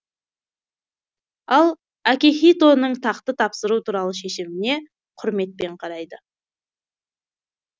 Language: Kazakh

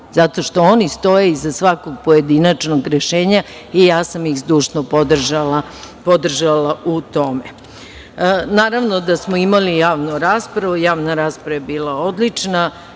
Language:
Serbian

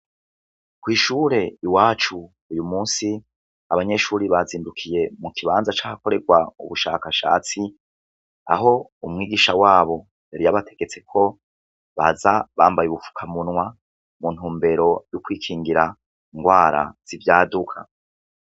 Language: Rundi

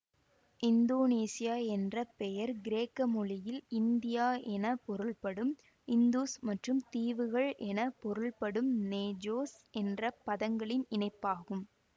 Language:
Tamil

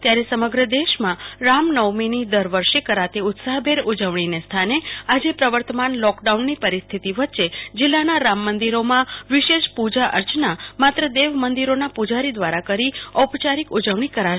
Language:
Gujarati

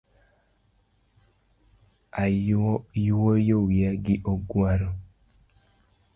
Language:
Luo (Kenya and Tanzania)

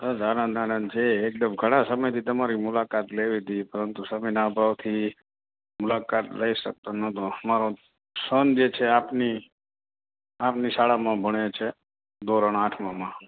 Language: Gujarati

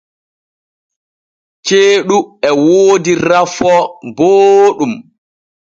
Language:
Borgu Fulfulde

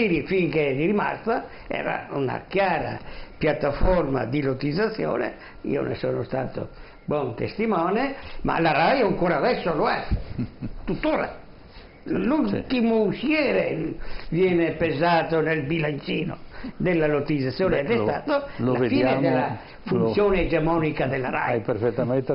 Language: Italian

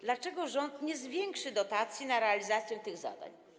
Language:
Polish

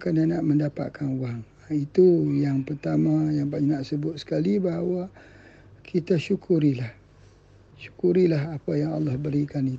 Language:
Malay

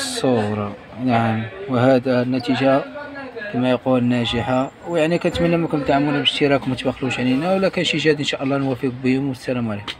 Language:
Arabic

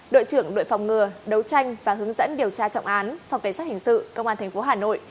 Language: Vietnamese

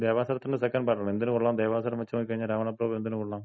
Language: Malayalam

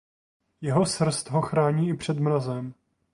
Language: Czech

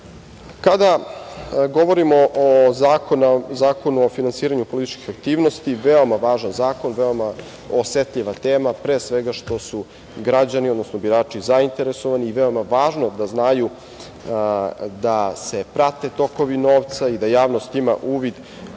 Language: Serbian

